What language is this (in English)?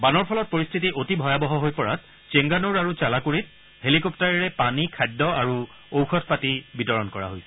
Assamese